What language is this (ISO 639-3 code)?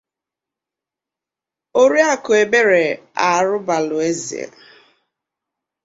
ibo